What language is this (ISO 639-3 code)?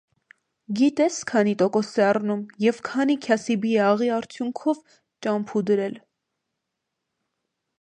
hye